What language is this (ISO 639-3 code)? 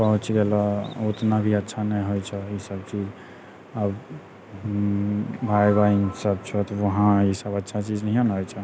mai